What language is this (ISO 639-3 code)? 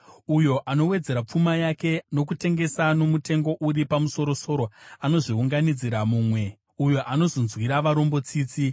sna